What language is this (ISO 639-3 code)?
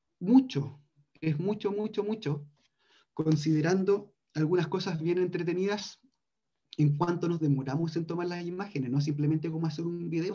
spa